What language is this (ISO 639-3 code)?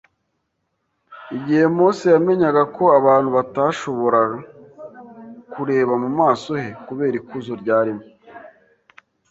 kin